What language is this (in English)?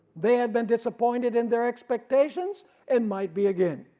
English